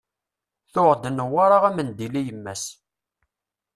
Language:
Kabyle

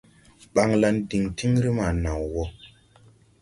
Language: Tupuri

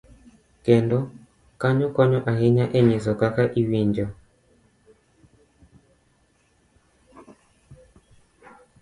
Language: Luo (Kenya and Tanzania)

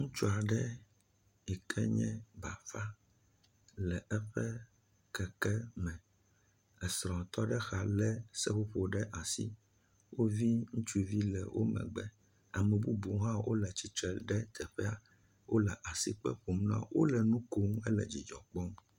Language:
Ewe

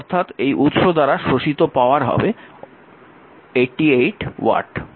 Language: Bangla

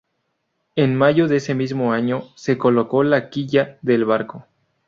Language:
Spanish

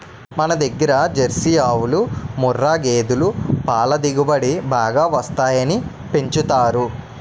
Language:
Telugu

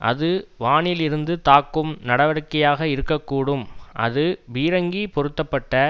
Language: Tamil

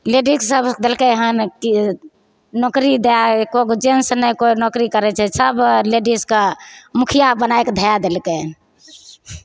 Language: Maithili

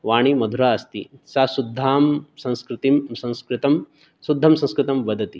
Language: Sanskrit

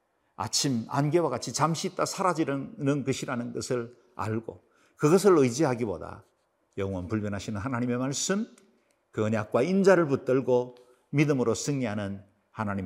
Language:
Korean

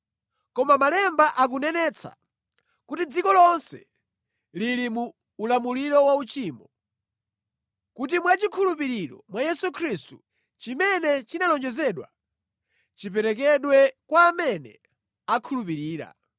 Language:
Nyanja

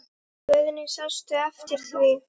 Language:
Icelandic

